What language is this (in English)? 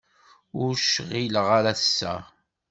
Kabyle